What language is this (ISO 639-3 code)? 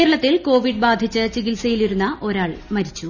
mal